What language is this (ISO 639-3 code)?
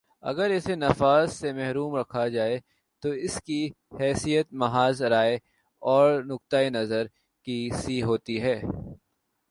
urd